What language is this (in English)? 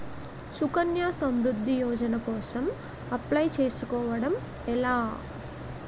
Telugu